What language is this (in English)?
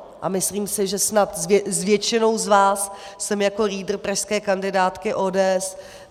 Czech